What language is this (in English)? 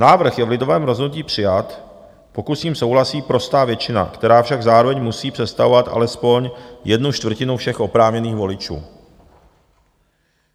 Czech